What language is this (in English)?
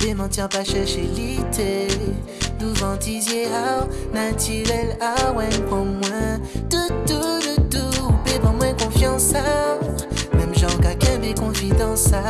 French